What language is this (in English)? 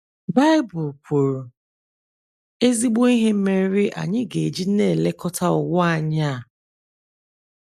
Igbo